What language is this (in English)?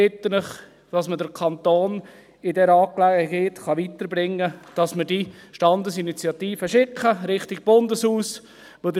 Swiss German